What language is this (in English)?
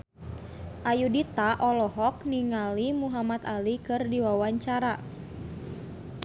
Sundanese